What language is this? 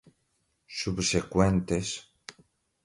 Portuguese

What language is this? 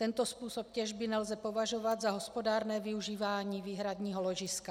Czech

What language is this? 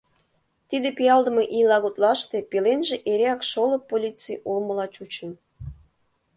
Mari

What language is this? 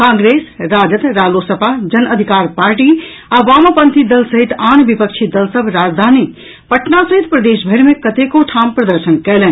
Maithili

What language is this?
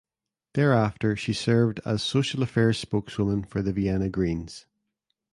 English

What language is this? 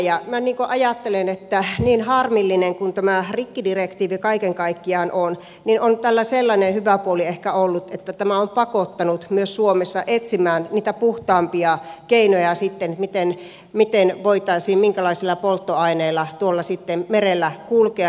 Finnish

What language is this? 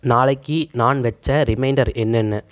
Tamil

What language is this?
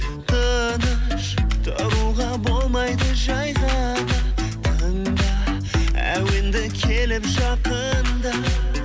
Kazakh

